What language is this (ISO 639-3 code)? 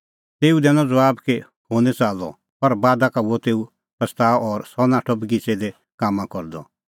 kfx